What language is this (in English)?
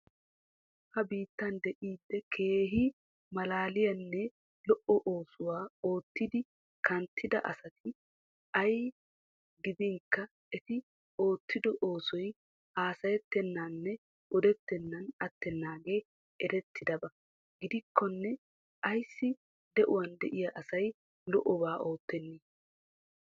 Wolaytta